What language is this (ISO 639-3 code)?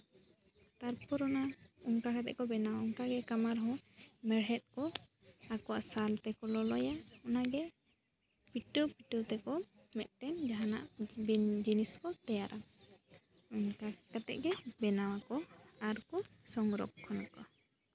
sat